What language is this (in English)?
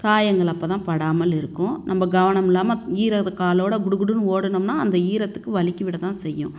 Tamil